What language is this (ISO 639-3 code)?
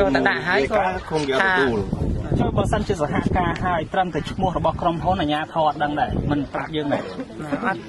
tha